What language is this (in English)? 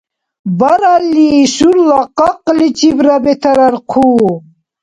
Dargwa